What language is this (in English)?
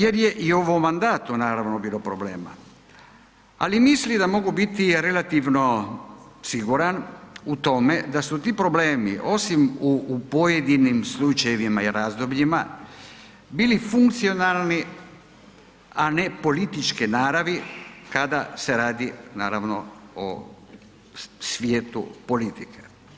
Croatian